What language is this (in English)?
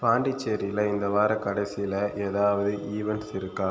Tamil